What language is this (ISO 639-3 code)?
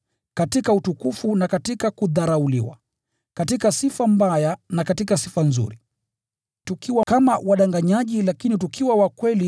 swa